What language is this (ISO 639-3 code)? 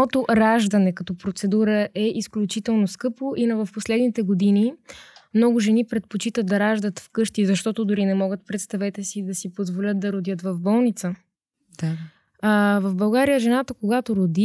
bul